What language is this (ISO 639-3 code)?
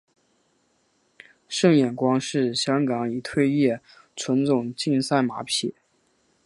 zho